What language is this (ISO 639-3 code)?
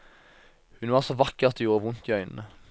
nor